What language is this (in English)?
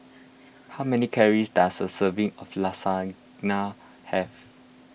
English